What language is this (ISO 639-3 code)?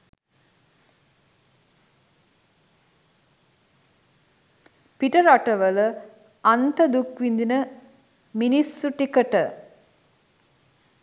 sin